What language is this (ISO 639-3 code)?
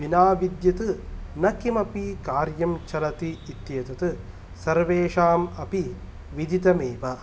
san